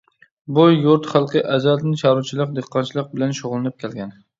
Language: Uyghur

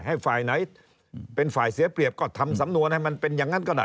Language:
Thai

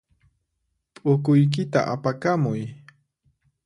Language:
Puno Quechua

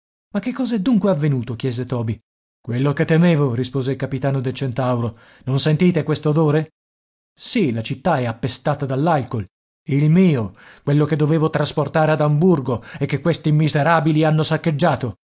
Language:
Italian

